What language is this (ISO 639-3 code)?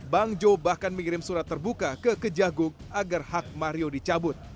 ind